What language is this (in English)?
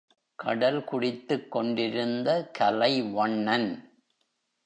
Tamil